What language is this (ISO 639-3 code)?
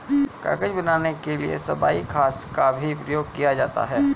hin